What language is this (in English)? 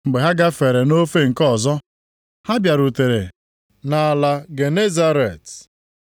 Igbo